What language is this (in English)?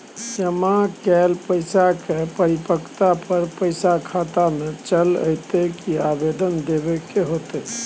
Maithili